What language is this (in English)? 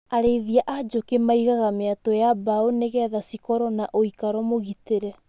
Kikuyu